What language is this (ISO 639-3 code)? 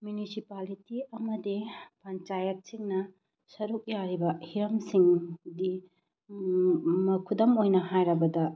mni